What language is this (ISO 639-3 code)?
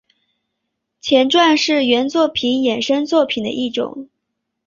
zho